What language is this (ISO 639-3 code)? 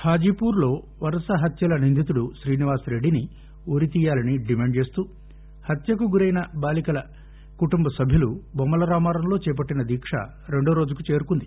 tel